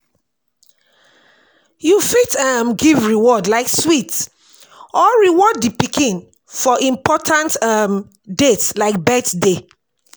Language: Nigerian Pidgin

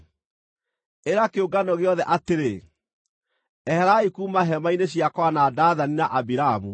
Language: Kikuyu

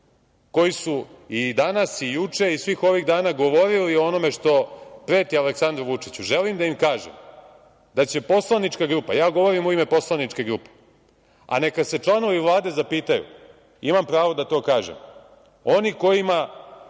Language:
Serbian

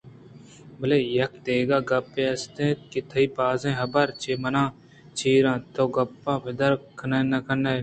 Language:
Eastern Balochi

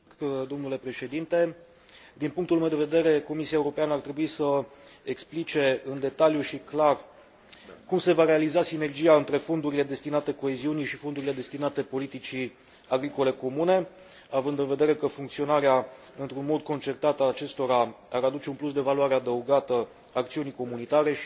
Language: Romanian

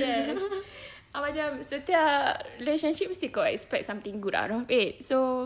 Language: Malay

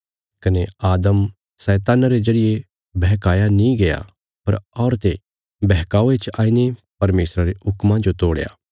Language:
Bilaspuri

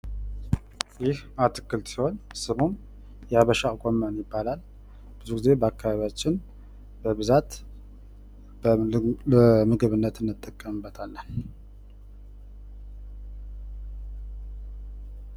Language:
Amharic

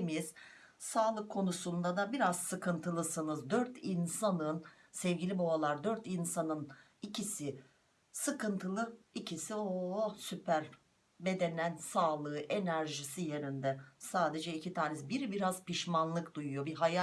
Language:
Turkish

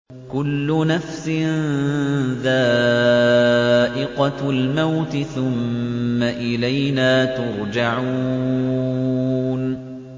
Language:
Arabic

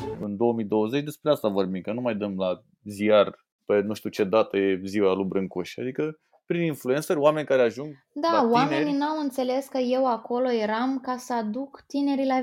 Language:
Romanian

